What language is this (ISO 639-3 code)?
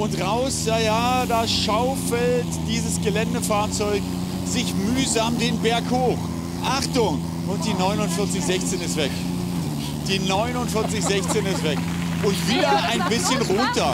deu